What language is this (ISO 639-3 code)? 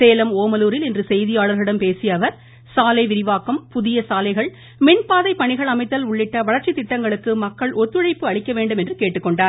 tam